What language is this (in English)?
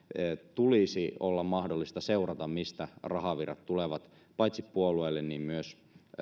Finnish